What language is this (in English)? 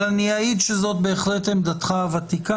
Hebrew